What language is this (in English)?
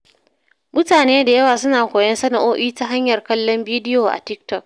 Hausa